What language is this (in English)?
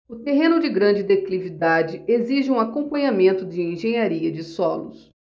Portuguese